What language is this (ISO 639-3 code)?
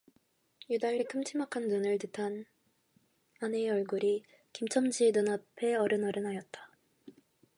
kor